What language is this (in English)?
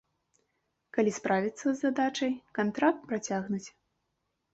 Belarusian